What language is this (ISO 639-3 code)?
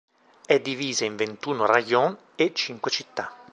ita